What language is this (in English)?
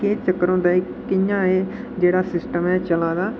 Dogri